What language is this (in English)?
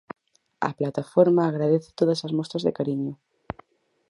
Galician